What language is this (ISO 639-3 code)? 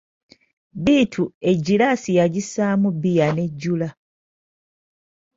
lug